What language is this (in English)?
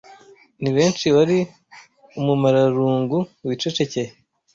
Kinyarwanda